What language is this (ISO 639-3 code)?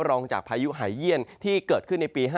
tha